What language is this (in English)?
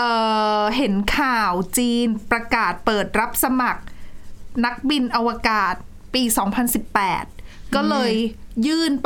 Thai